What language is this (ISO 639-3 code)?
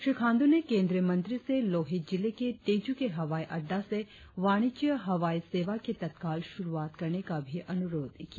hin